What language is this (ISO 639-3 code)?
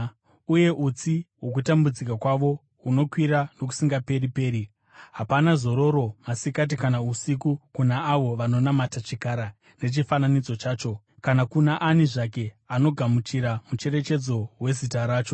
sna